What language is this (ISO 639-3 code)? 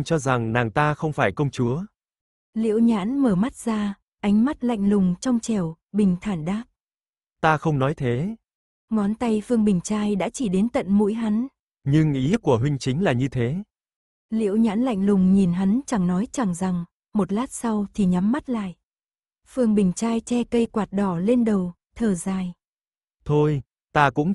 vie